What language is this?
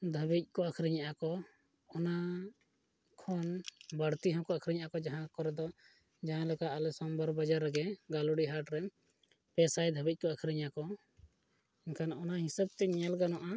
Santali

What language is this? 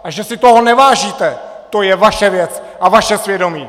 Czech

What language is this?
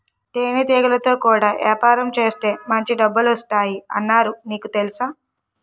Telugu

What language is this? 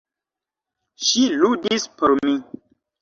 Esperanto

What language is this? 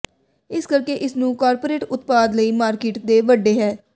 Punjabi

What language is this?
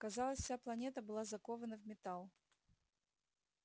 Russian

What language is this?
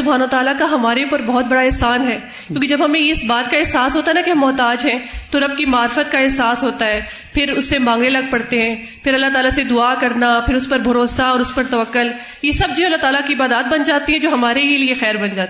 Urdu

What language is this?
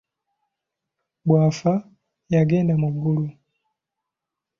Ganda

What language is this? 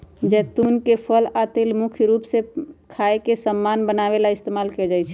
Magahi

